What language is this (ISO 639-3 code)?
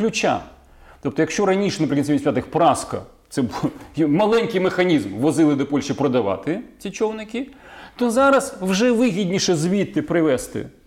ukr